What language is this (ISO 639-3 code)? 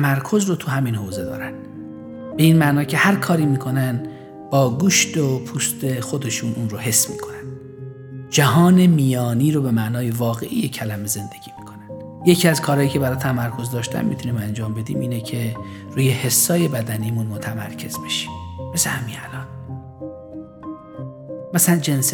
fas